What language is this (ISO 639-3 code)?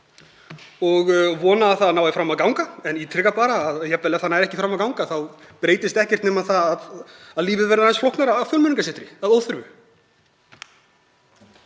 isl